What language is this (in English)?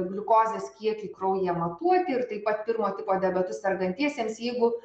Lithuanian